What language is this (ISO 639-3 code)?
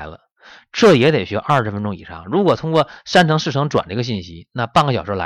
zho